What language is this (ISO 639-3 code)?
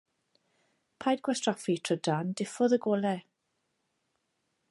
cym